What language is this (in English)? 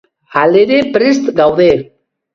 Basque